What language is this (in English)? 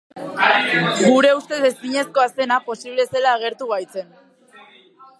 Basque